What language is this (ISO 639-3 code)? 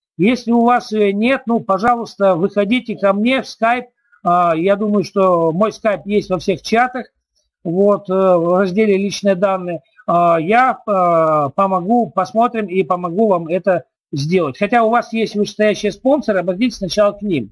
rus